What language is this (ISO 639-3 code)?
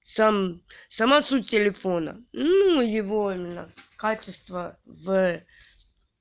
rus